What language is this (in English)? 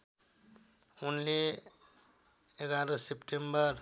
Nepali